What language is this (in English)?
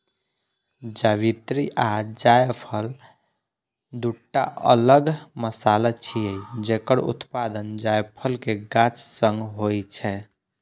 Maithili